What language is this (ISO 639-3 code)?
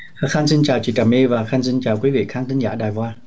vie